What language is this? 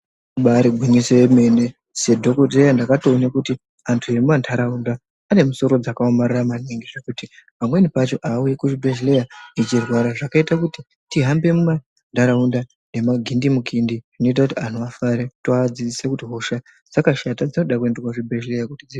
Ndau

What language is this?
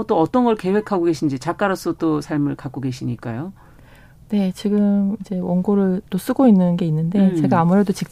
Korean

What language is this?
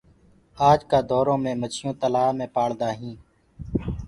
Gurgula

